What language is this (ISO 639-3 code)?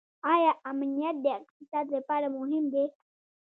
pus